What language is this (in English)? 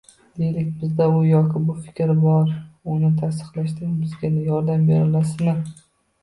Uzbek